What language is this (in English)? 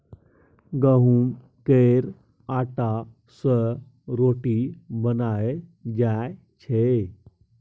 Maithili